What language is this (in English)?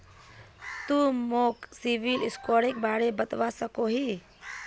Magahi